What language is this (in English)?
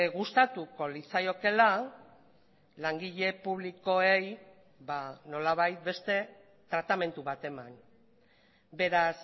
Basque